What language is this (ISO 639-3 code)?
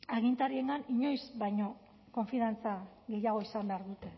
eus